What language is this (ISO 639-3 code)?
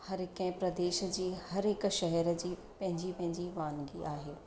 snd